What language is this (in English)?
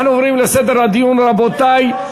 Hebrew